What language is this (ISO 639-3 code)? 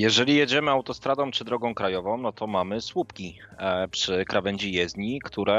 pol